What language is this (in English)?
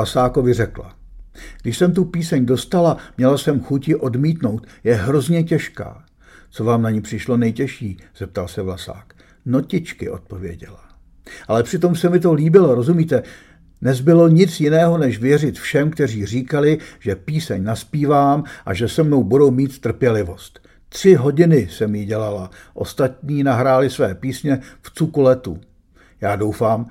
Czech